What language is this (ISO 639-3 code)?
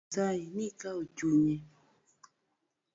luo